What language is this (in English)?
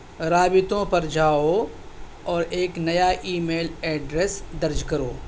Urdu